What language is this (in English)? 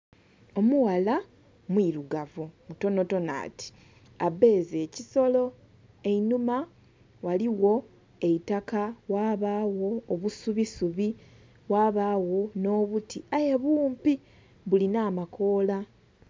Soga